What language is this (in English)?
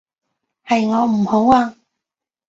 Cantonese